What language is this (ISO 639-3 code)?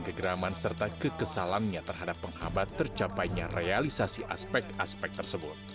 ind